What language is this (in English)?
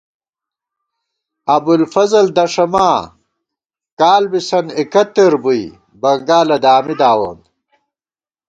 Gawar-Bati